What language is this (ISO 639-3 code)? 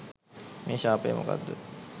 sin